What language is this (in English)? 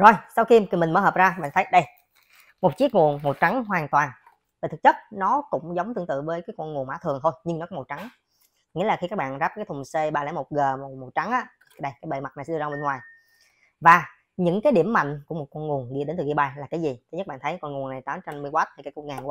Vietnamese